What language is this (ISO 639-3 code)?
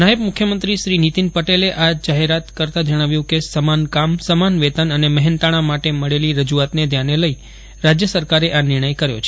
guj